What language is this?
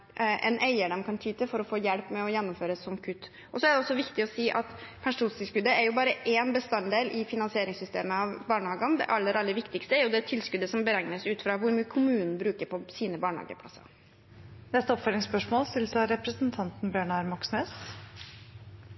Norwegian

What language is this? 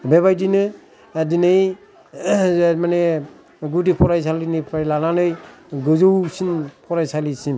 Bodo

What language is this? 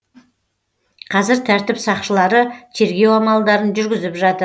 Kazakh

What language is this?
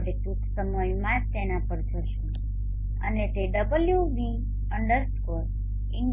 Gujarati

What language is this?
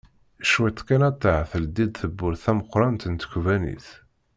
Kabyle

